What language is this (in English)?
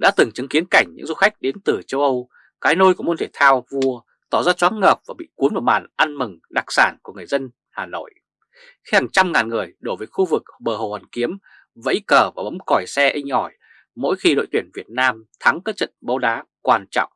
Vietnamese